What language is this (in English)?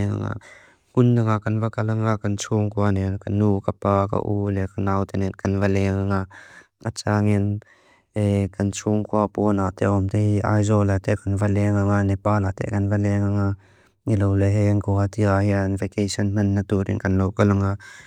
Mizo